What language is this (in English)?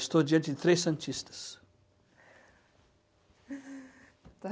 Portuguese